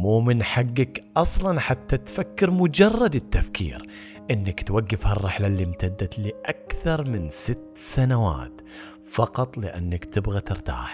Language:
Arabic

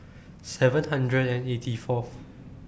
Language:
English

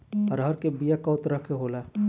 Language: Bhojpuri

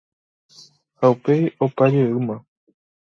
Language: Guarani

